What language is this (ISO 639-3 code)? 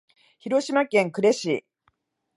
jpn